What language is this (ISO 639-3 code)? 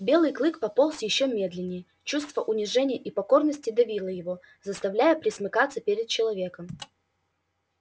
rus